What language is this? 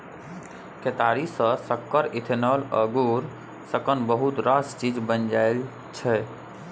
Maithili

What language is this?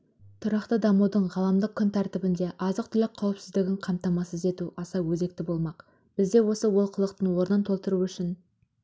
Kazakh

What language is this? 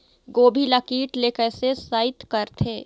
Chhattisgarhi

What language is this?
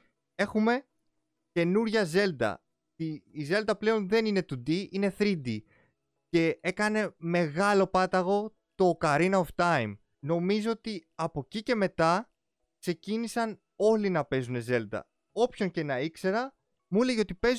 Greek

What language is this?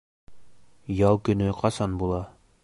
Bashkir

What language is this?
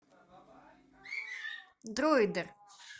Russian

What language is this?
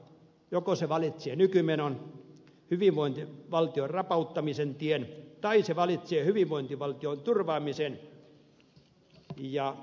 Finnish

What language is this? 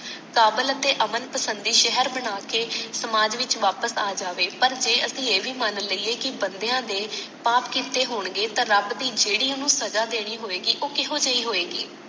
Punjabi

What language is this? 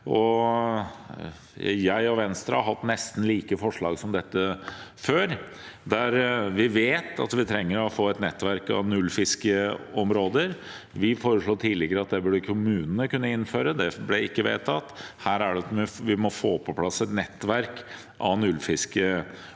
Norwegian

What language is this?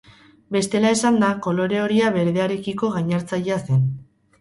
Basque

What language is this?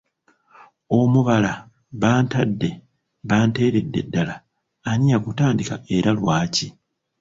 Ganda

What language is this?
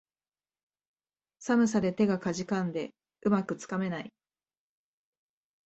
Japanese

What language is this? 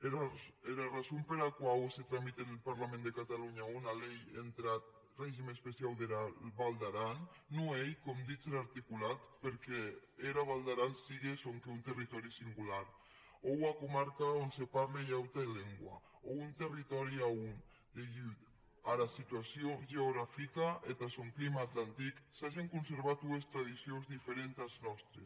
Catalan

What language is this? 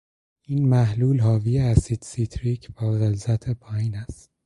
Persian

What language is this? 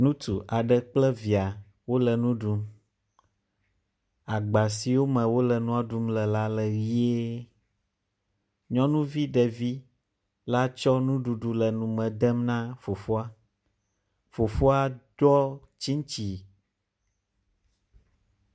Ewe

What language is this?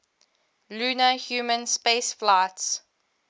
English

